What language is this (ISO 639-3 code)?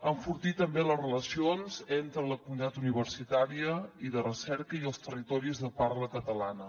cat